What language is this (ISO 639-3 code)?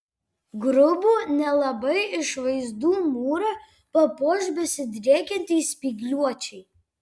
lit